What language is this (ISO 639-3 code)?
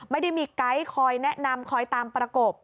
tha